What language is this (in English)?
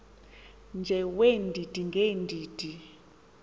Xhosa